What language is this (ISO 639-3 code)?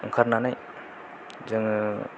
brx